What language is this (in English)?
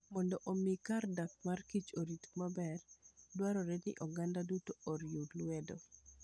Luo (Kenya and Tanzania)